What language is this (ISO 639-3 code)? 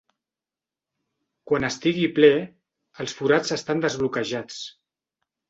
cat